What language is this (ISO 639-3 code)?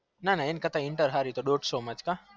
guj